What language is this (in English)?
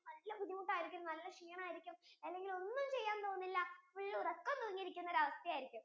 Malayalam